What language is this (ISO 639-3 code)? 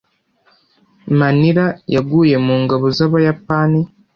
kin